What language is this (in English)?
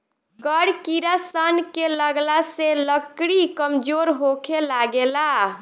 Bhojpuri